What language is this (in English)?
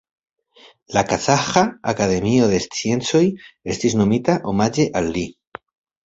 Esperanto